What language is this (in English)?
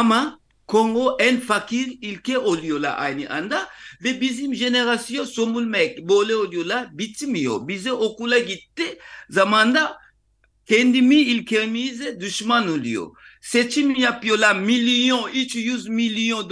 Turkish